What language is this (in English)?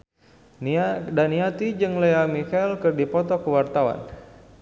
Sundanese